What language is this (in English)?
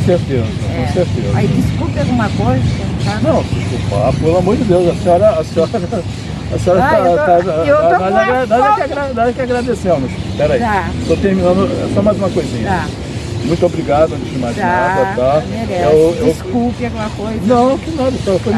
Portuguese